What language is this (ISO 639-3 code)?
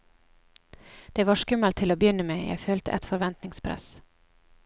nor